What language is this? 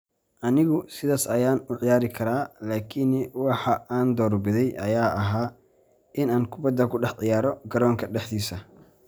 Somali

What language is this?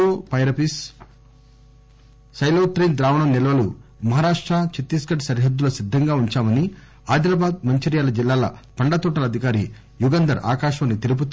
Telugu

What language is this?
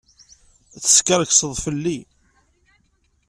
Kabyle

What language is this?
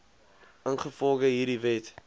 Afrikaans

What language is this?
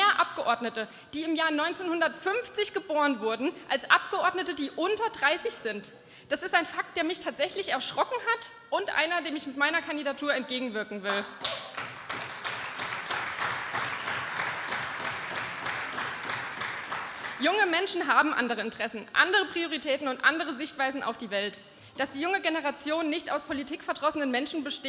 German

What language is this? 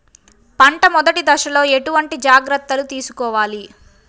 Telugu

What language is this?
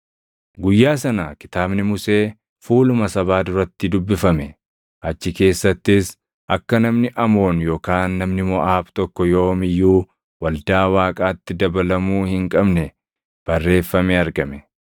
Oromo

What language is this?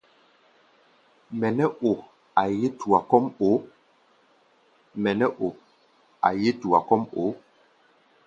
Gbaya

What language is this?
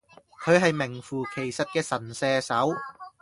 Cantonese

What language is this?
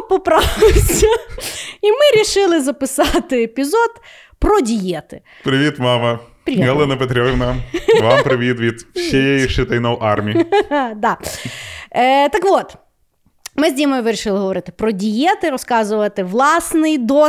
Ukrainian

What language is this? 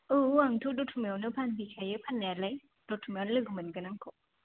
Bodo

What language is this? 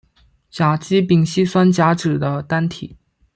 Chinese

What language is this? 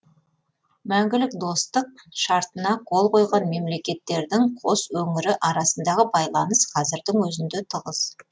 Kazakh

